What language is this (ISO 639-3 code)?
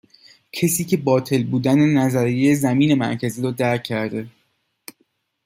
fas